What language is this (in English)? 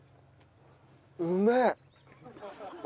Japanese